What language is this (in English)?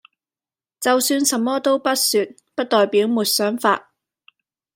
Cantonese